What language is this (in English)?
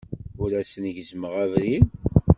Kabyle